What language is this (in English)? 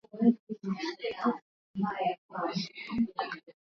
Swahili